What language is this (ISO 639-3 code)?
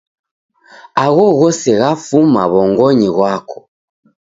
dav